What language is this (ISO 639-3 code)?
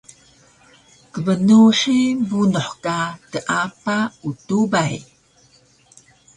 trv